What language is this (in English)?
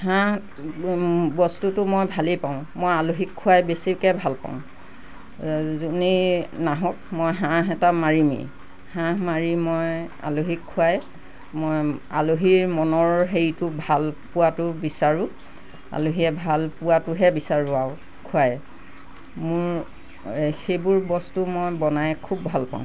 Assamese